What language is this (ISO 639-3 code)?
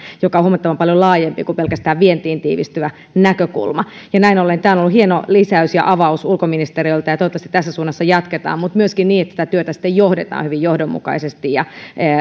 fin